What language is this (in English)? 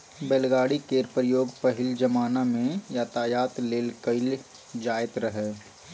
Maithili